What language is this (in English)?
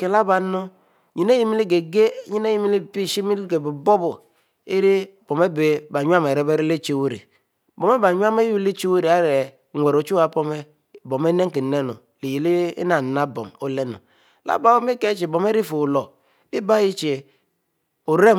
Mbe